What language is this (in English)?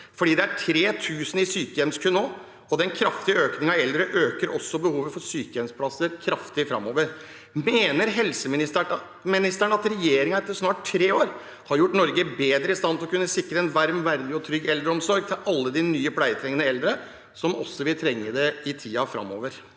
Norwegian